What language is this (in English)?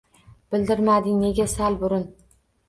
Uzbek